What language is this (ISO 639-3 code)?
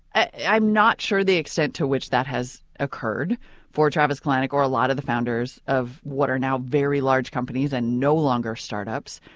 eng